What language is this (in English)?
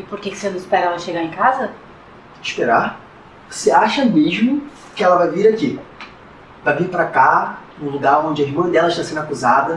Portuguese